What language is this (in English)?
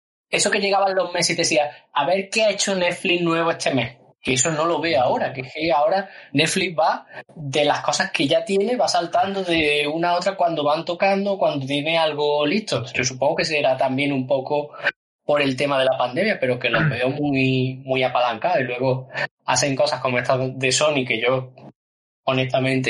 Spanish